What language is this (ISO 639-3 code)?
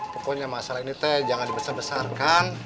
ind